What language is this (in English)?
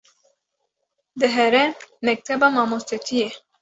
Kurdish